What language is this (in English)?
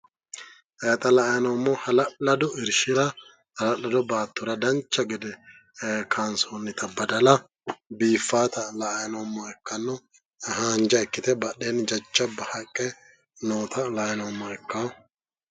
Sidamo